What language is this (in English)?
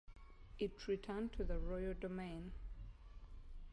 English